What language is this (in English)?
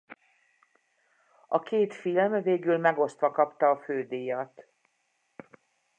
Hungarian